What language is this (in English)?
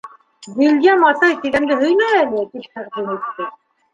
Bashkir